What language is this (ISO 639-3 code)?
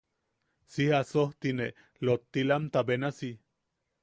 yaq